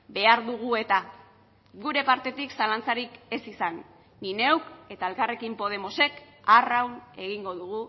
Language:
Basque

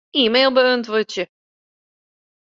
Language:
Western Frisian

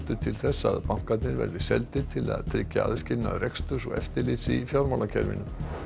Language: Icelandic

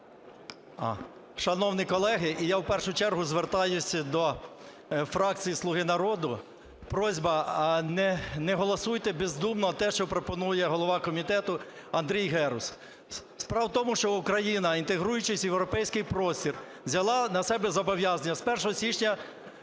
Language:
Ukrainian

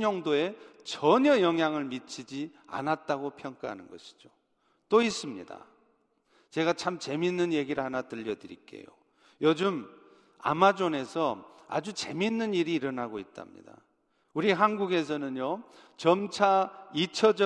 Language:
Korean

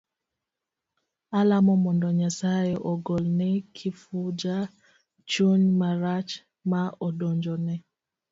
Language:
Luo (Kenya and Tanzania)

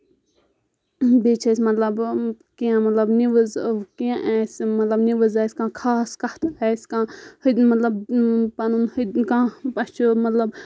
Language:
Kashmiri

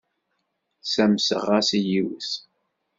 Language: Kabyle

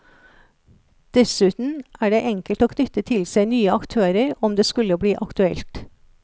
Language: Norwegian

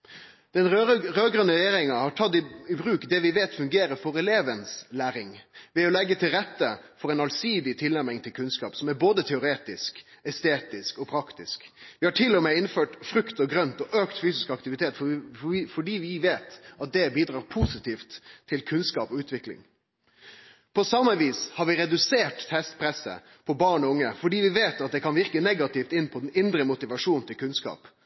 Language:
Norwegian Nynorsk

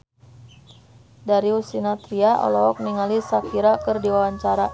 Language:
Sundanese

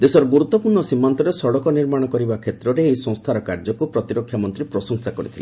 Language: Odia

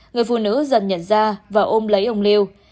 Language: Vietnamese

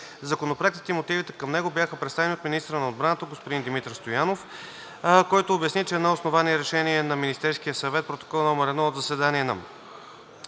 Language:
Bulgarian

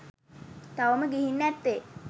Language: Sinhala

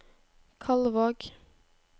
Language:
Norwegian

